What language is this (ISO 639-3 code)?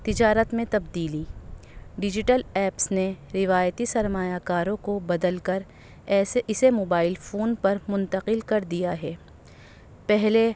urd